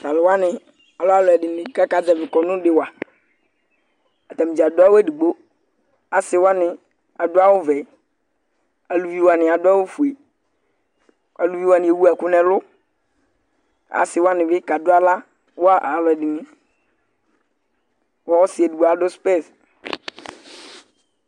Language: Ikposo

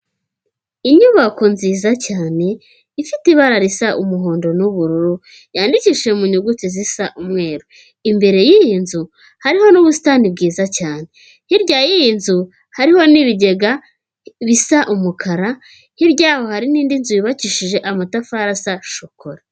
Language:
Kinyarwanda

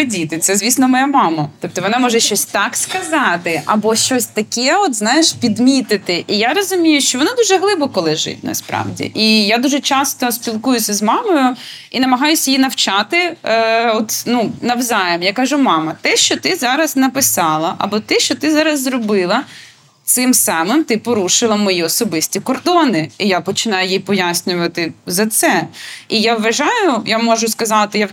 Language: Ukrainian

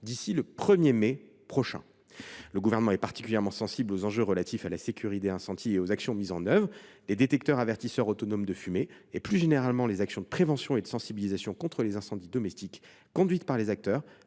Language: French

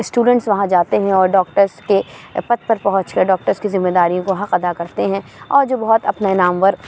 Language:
Urdu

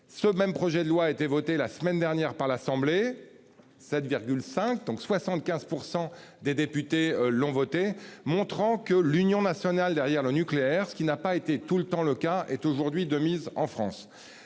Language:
French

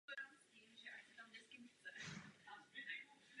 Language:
Czech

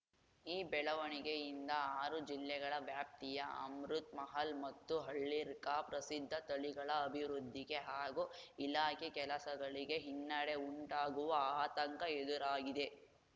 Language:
Kannada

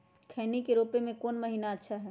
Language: Magahi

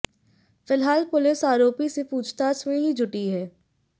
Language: Hindi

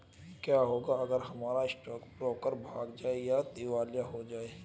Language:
Hindi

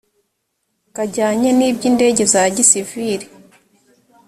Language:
Kinyarwanda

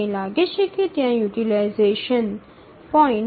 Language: Gujarati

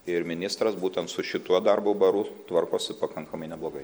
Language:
Lithuanian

